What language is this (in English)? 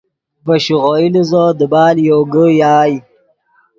Yidgha